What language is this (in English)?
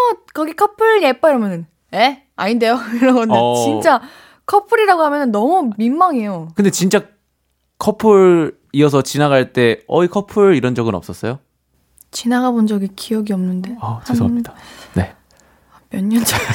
Korean